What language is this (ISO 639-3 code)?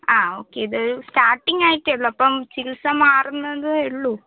mal